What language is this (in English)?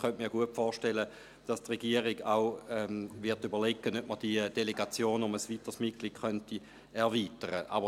Swiss German